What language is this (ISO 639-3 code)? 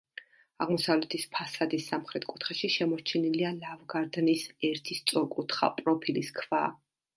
kat